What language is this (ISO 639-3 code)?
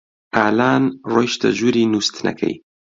ckb